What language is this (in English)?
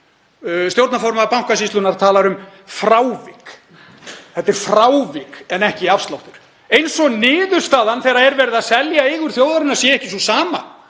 Icelandic